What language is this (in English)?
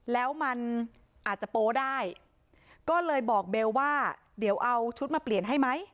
Thai